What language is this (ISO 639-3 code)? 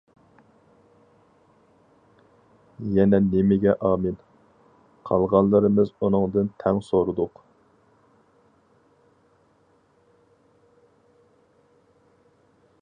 uig